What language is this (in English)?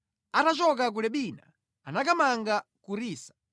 Nyanja